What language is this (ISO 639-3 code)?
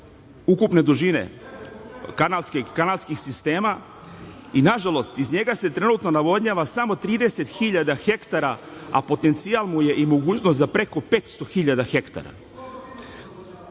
srp